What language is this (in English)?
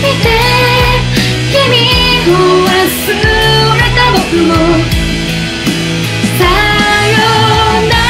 Japanese